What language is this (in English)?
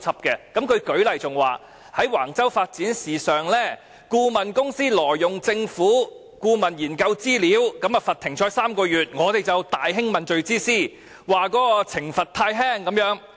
Cantonese